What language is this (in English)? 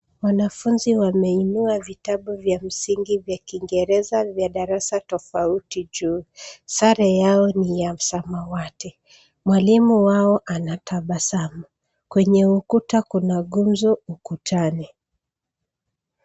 Swahili